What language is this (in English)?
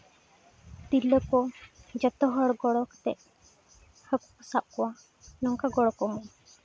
Santali